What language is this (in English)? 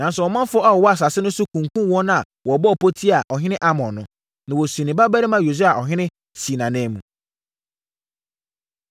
Akan